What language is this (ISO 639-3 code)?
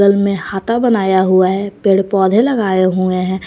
hin